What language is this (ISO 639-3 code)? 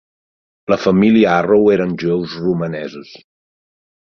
cat